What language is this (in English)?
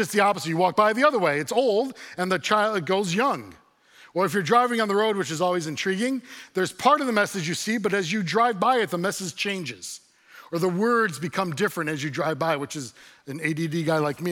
English